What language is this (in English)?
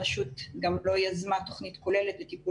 Hebrew